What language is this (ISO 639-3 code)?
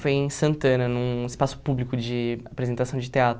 por